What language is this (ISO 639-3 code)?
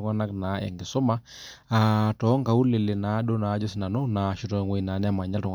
mas